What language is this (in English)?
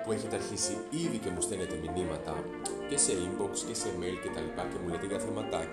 Greek